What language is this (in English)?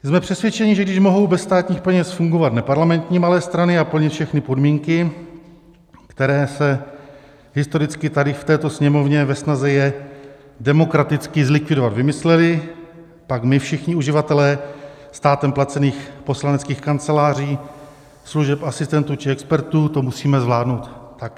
Czech